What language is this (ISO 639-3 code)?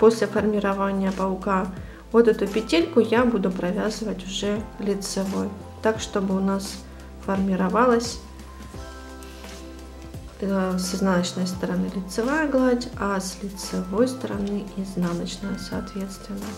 rus